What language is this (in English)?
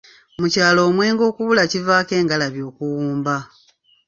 Ganda